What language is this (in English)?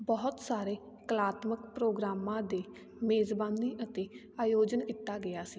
Punjabi